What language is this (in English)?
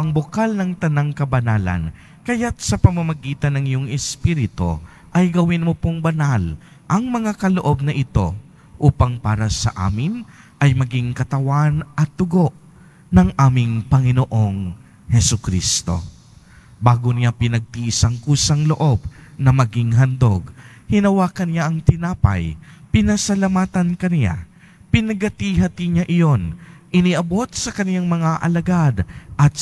Filipino